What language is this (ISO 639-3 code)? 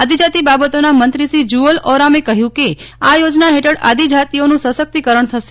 guj